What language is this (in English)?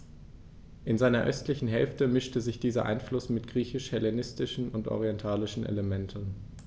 German